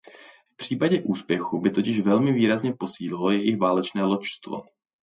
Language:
Czech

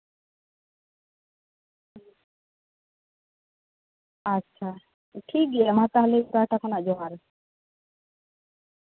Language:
Santali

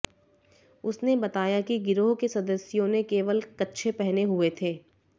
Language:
Hindi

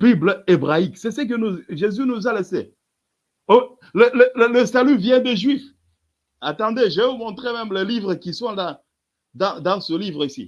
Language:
French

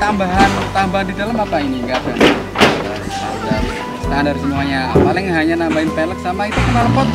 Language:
Indonesian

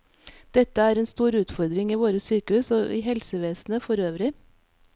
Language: Norwegian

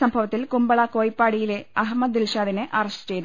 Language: Malayalam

